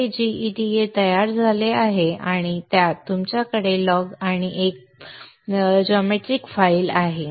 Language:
Marathi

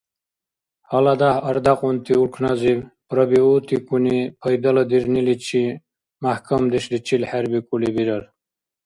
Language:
Dargwa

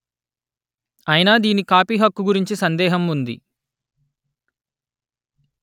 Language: Telugu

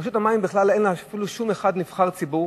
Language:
Hebrew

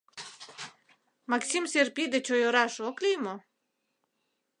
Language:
Mari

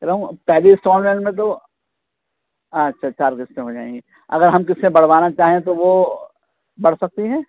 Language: Urdu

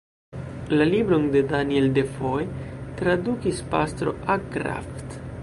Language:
Esperanto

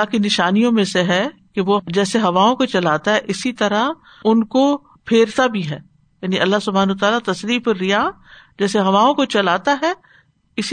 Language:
Urdu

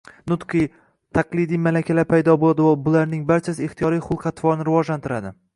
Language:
Uzbek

